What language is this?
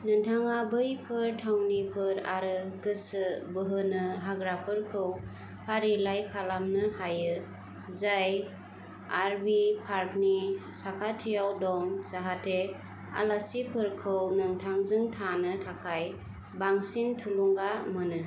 Bodo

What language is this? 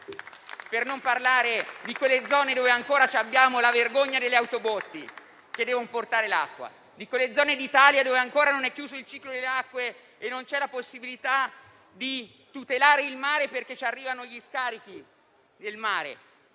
Italian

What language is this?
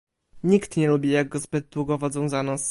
Polish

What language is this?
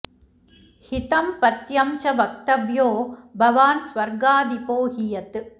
Sanskrit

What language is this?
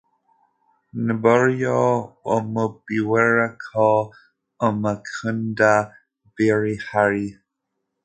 Kinyarwanda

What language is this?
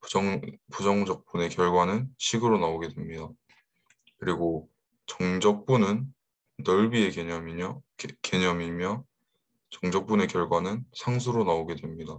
Korean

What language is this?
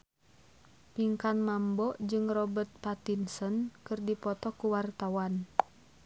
Sundanese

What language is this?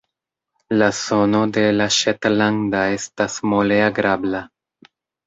Esperanto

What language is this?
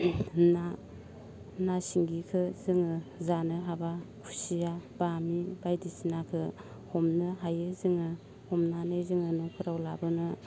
Bodo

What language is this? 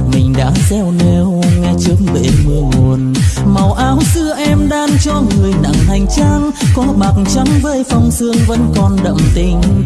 Vietnamese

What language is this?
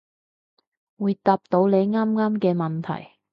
Cantonese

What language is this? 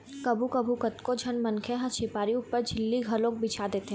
Chhattisgarhi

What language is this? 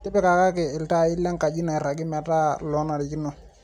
Masai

